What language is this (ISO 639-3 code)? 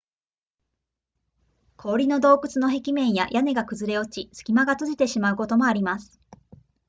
jpn